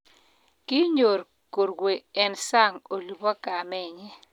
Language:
Kalenjin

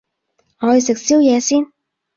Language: Cantonese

